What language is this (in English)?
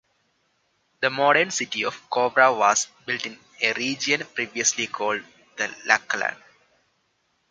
English